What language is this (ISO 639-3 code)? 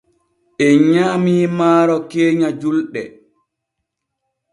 fue